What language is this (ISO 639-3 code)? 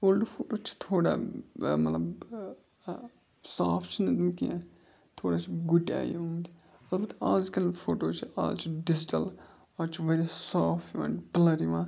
kas